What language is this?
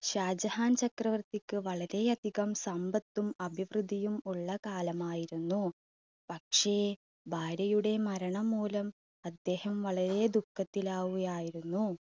Malayalam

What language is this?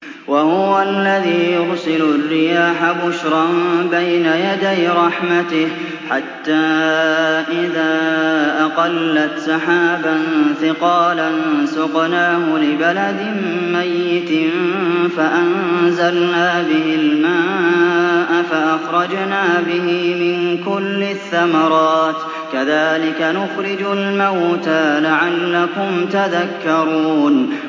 Arabic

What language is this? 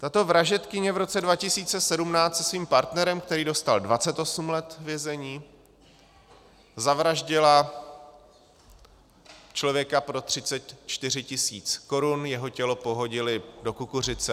Czech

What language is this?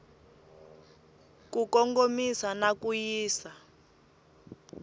Tsonga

